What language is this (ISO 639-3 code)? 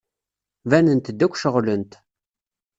kab